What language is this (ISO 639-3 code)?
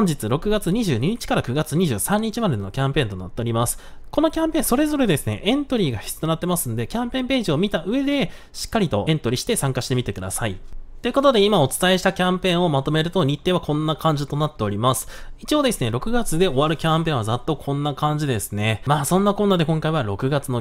jpn